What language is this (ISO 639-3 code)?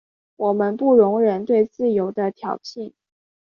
zho